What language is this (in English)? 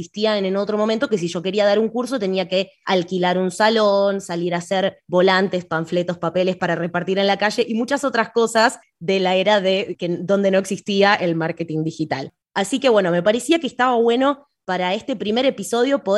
Spanish